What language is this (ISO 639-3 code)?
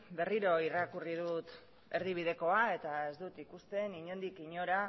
eus